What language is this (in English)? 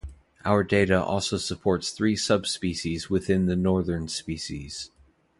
English